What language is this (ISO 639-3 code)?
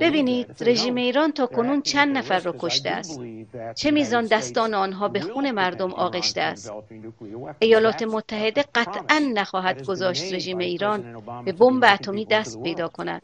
fas